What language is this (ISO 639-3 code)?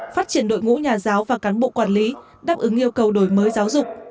vie